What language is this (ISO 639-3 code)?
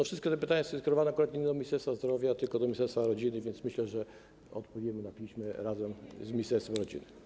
pol